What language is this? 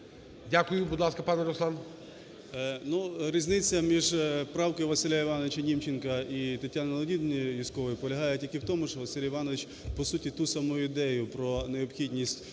Ukrainian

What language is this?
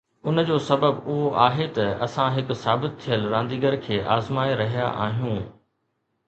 Sindhi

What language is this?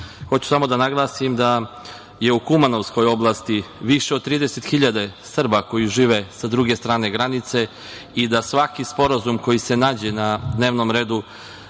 Serbian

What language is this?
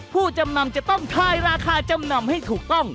Thai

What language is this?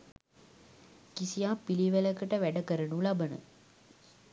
Sinhala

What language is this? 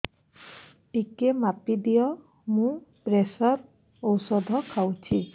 Odia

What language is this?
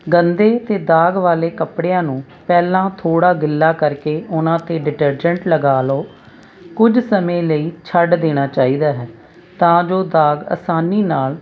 Punjabi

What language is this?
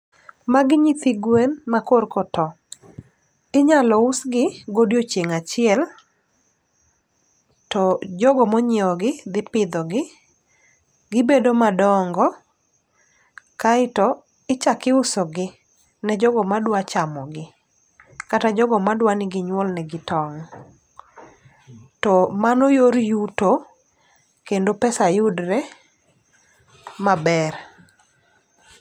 Luo (Kenya and Tanzania)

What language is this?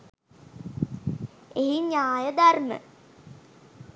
Sinhala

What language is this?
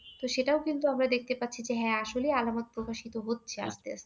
Bangla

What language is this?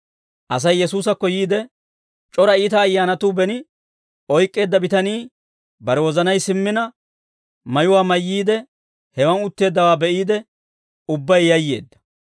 Dawro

